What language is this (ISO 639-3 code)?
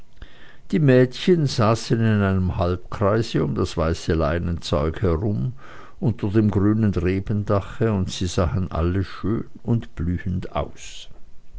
deu